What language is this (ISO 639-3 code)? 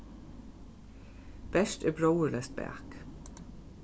fao